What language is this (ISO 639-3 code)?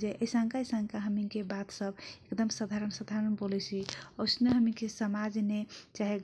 thq